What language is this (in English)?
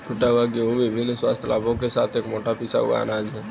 Hindi